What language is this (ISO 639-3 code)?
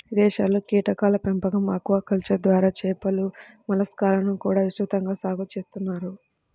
tel